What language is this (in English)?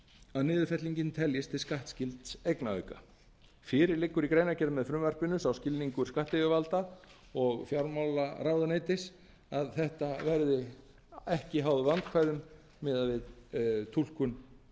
Icelandic